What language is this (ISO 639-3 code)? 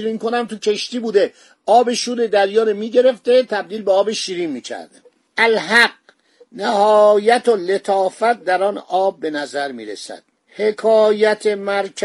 fas